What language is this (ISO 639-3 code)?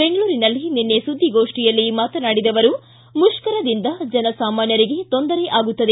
kan